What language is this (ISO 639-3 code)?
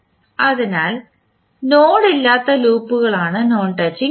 mal